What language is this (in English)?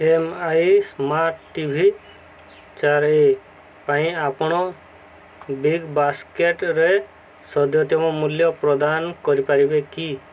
Odia